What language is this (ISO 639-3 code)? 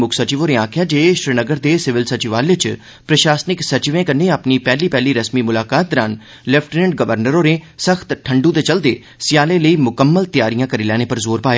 doi